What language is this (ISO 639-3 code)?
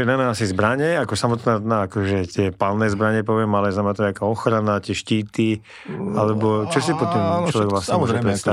slk